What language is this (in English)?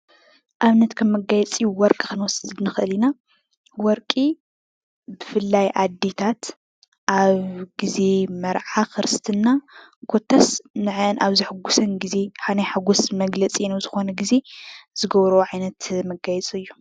Tigrinya